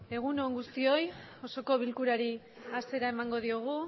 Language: Basque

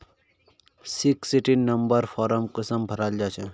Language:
Magahi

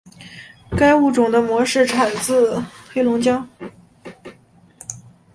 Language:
Chinese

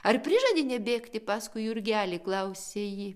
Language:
Lithuanian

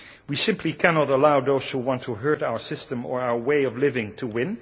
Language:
English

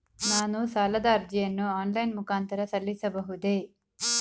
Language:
Kannada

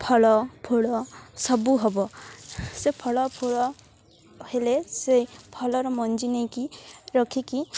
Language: Odia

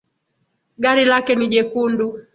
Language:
Swahili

